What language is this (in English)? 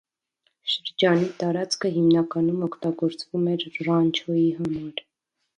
Armenian